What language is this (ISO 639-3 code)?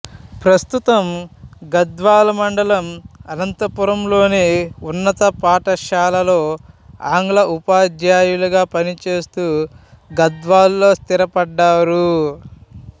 tel